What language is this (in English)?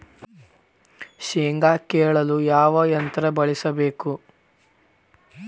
Kannada